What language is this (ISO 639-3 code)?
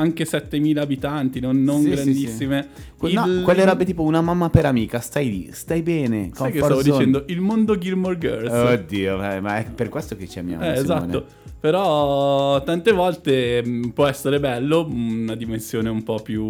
ita